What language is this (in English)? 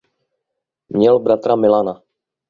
Czech